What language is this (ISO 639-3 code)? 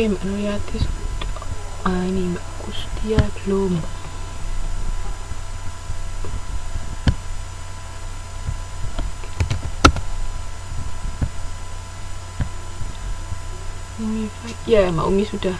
ind